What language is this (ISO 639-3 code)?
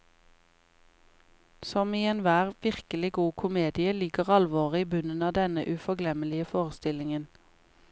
nor